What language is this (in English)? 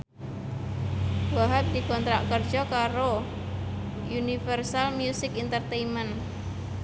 Javanese